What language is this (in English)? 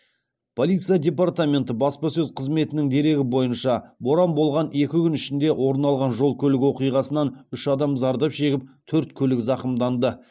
Kazakh